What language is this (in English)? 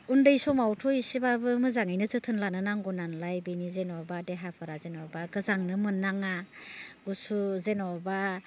Bodo